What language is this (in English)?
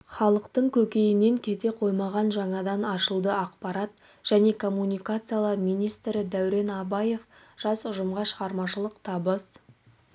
Kazakh